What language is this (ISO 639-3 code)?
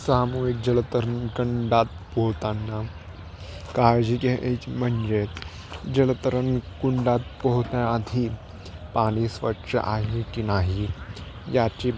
mar